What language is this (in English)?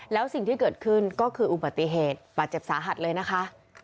Thai